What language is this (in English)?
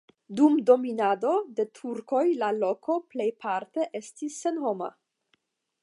Esperanto